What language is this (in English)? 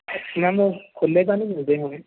Punjabi